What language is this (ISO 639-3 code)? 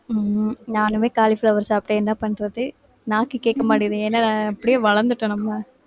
tam